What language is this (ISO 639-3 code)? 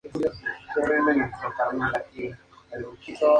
spa